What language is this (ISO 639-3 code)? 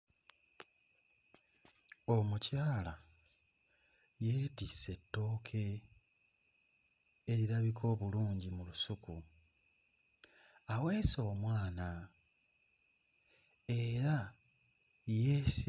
lug